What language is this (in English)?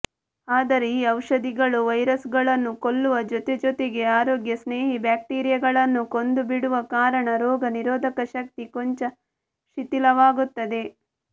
Kannada